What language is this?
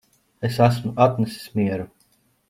Latvian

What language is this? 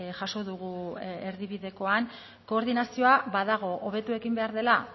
Basque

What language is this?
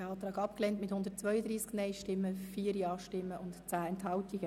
Swiss German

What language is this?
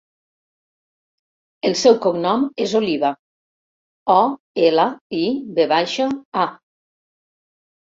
Catalan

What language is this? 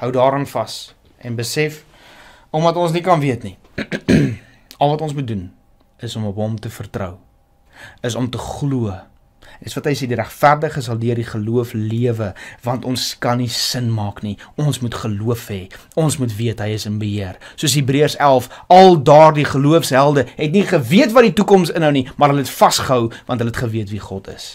Dutch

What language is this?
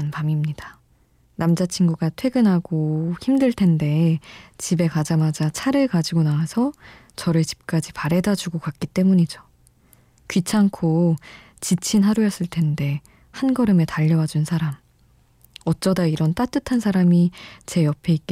Korean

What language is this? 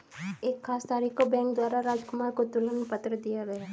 Hindi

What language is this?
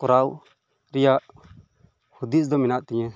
Santali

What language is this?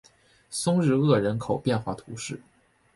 Chinese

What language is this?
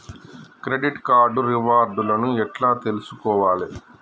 Telugu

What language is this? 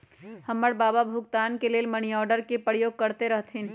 Magahi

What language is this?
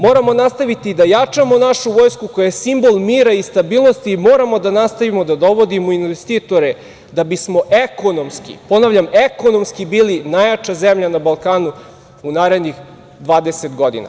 Serbian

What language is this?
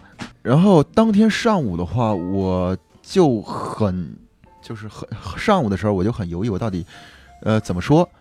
Chinese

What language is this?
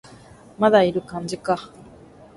Japanese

